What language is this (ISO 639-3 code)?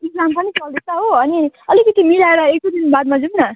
nep